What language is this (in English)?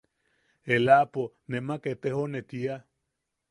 Yaqui